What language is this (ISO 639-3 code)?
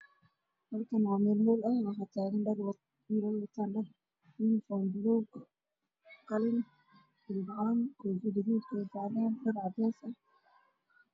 som